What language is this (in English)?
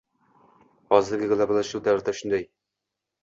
Uzbek